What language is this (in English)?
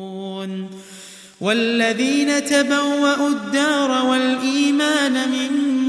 Arabic